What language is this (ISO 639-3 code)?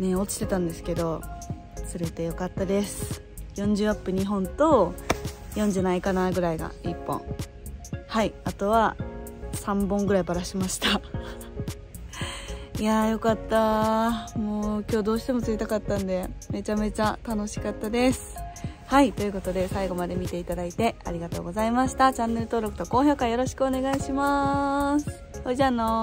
jpn